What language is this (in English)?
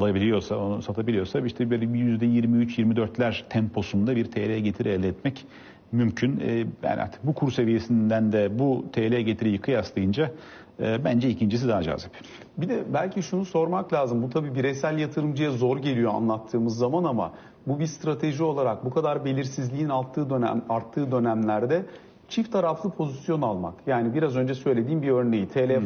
Turkish